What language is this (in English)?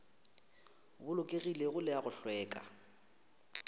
Northern Sotho